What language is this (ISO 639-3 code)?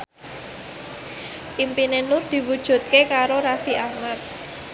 jav